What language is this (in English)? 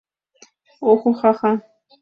Mari